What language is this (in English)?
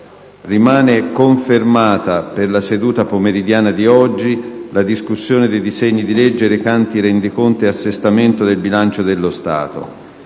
Italian